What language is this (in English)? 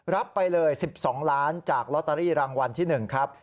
Thai